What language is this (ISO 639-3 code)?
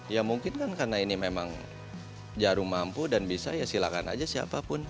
ind